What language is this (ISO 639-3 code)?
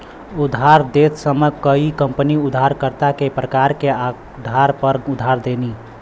bho